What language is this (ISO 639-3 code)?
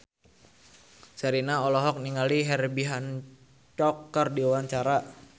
sun